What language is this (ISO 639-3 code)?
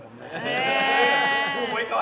tha